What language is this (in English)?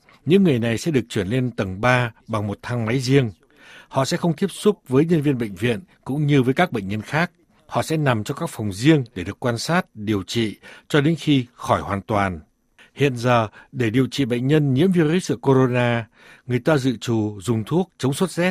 Vietnamese